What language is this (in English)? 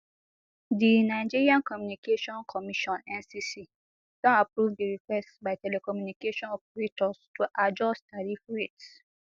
Nigerian Pidgin